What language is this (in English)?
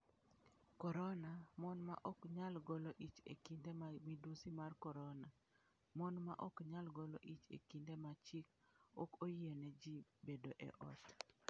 Luo (Kenya and Tanzania)